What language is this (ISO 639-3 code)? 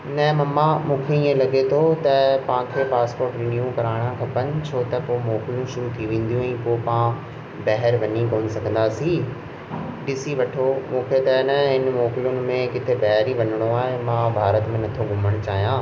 snd